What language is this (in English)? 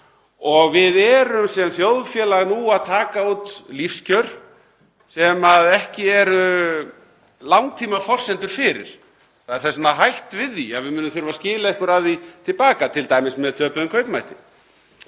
Icelandic